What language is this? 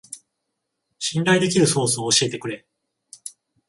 Japanese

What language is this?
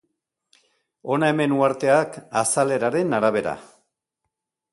Basque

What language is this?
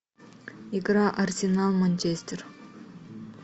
Russian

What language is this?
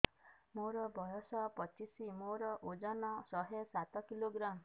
Odia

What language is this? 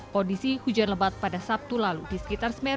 Indonesian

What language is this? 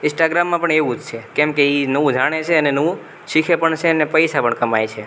Gujarati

